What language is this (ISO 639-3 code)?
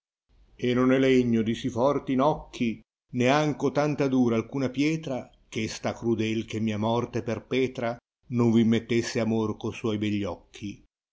ita